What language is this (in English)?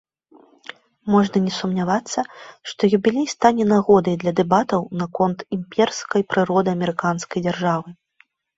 Belarusian